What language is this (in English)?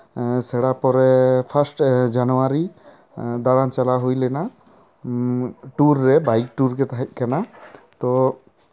Santali